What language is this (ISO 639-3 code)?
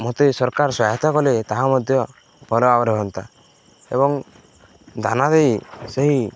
ori